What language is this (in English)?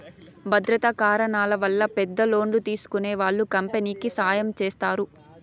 Telugu